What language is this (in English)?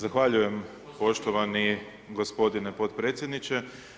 Croatian